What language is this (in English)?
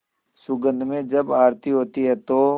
Hindi